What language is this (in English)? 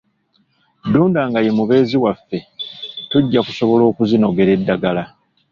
Ganda